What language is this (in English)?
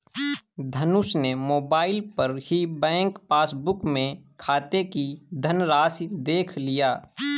Hindi